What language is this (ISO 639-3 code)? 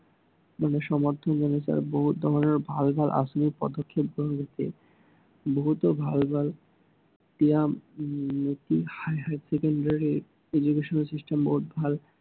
asm